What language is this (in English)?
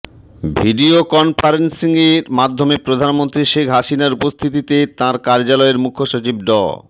Bangla